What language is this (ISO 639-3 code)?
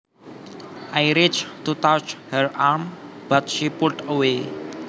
jav